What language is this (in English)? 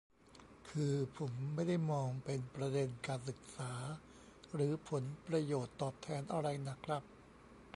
Thai